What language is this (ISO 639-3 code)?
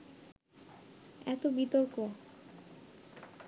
ben